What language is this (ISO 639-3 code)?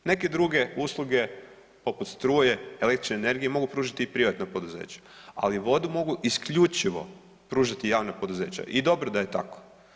hrv